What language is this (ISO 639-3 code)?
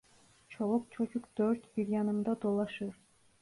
tur